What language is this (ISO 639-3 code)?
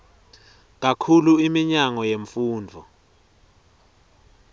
ssw